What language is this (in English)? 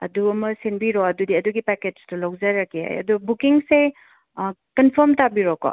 Manipuri